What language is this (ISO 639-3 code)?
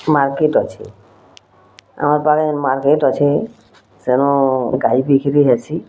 ori